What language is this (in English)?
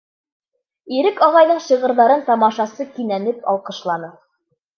Bashkir